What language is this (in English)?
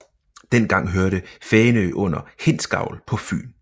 Danish